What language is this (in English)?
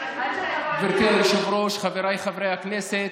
Hebrew